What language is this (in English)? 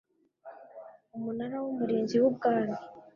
Kinyarwanda